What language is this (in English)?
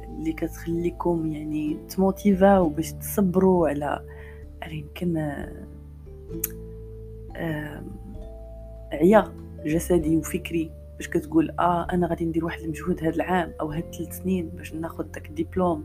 Arabic